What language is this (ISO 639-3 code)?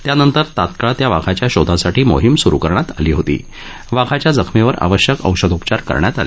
mar